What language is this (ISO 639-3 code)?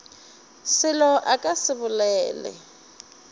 nso